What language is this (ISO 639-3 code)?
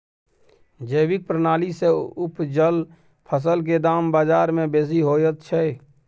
mai